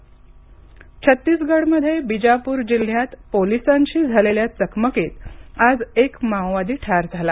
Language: Marathi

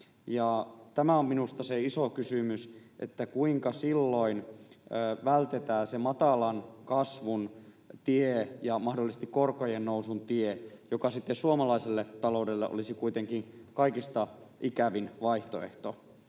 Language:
Finnish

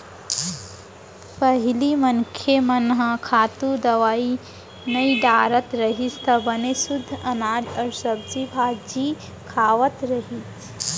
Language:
Chhattisgarhi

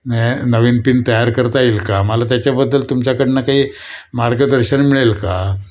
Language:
Marathi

